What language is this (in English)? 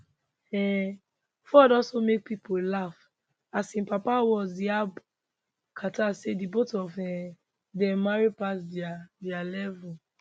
Nigerian Pidgin